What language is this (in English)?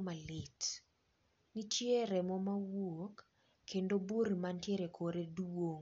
Luo (Kenya and Tanzania)